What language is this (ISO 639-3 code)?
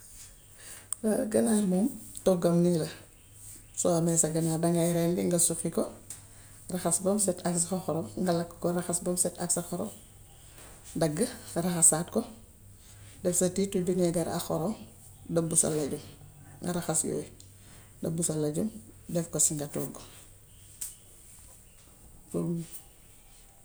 wof